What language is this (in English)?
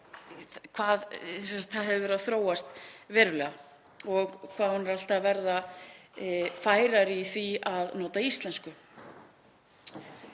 Icelandic